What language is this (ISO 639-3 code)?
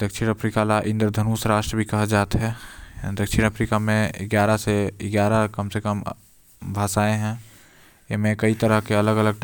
kfp